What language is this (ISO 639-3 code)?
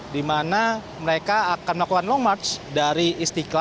ind